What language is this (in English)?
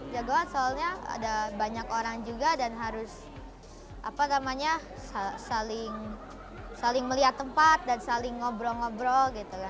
Indonesian